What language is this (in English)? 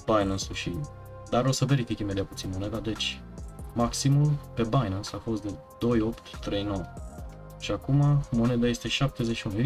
Romanian